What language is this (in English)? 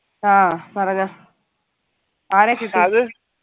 Malayalam